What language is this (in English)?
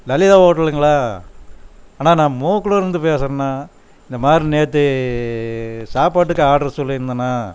Tamil